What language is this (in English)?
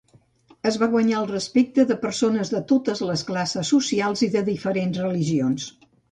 Catalan